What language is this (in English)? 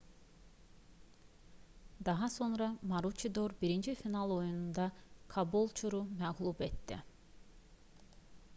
Azerbaijani